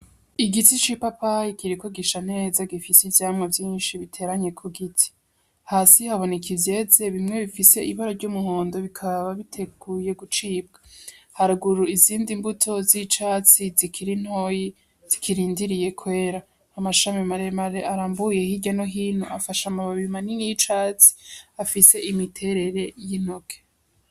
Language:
Rundi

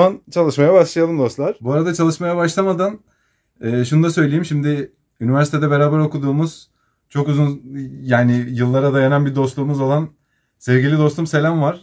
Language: Turkish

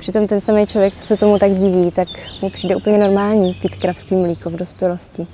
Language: Czech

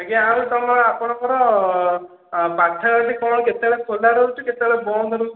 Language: Odia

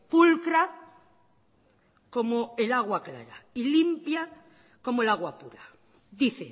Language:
Spanish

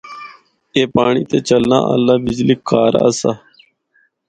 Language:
Northern Hindko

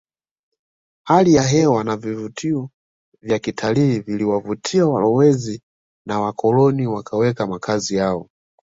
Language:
Swahili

